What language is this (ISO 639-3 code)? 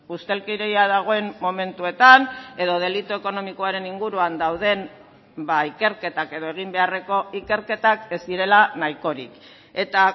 eus